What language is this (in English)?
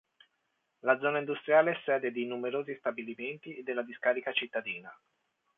Italian